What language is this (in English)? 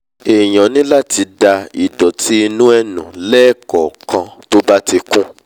Yoruba